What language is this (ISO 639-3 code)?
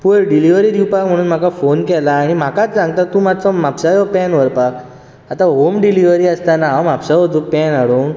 kok